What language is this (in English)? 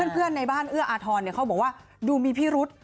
Thai